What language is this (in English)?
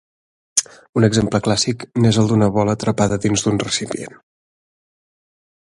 Catalan